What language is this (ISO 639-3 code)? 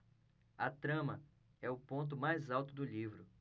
por